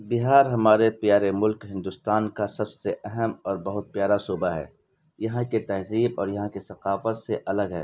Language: Urdu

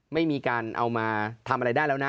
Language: Thai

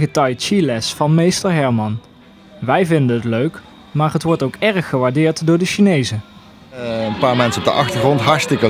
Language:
Dutch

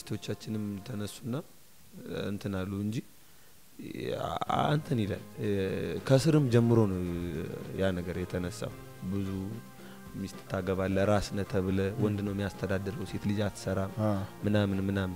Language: Arabic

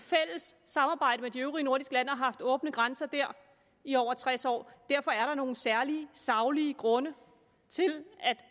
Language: Danish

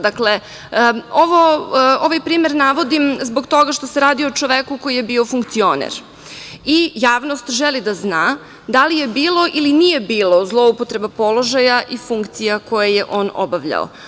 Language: Serbian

